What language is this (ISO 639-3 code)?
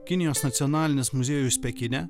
lit